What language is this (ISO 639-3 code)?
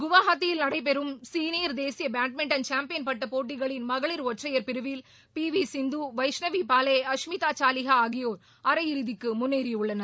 tam